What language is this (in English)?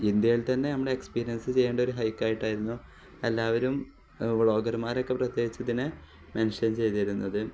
Malayalam